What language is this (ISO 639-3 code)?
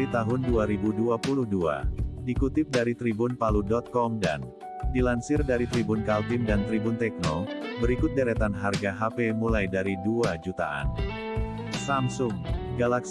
ind